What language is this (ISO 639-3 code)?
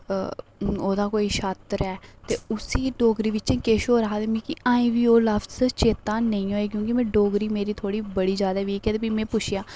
doi